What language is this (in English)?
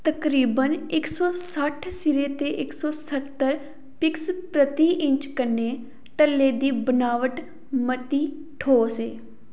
Dogri